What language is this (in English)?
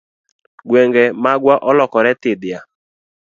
Luo (Kenya and Tanzania)